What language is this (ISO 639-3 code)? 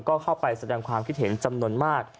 tha